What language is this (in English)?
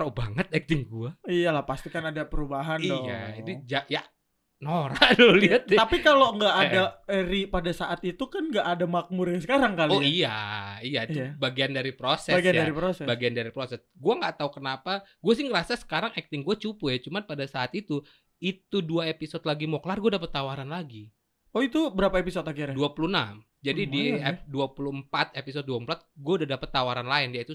Indonesian